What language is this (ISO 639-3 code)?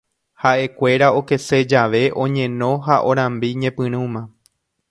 grn